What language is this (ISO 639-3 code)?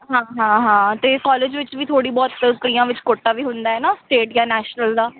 pan